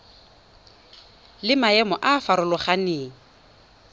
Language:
Tswana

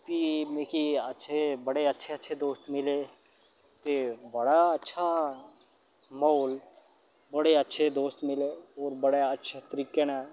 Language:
Dogri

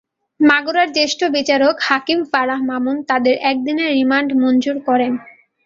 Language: Bangla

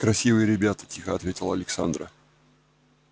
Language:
Russian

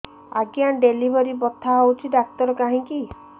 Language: Odia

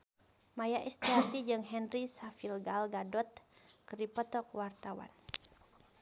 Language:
Sundanese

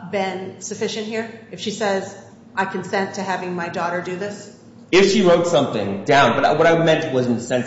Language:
English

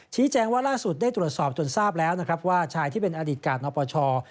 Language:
Thai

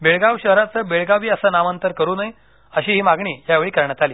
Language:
Marathi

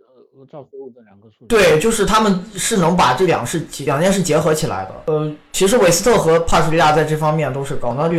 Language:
Chinese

